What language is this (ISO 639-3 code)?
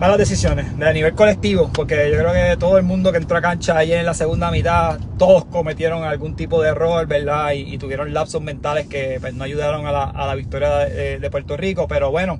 spa